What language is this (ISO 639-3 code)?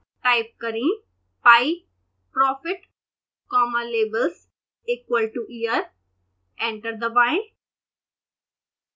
hin